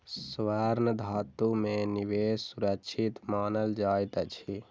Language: Maithili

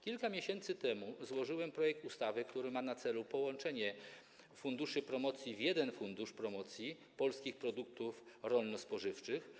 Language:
Polish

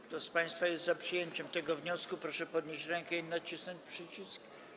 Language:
Polish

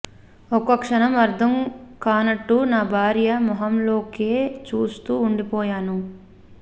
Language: Telugu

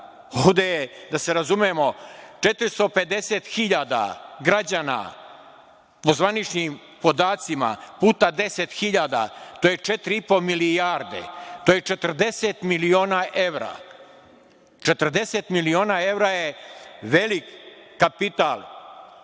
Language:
Serbian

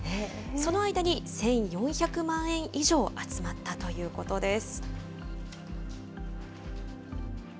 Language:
Japanese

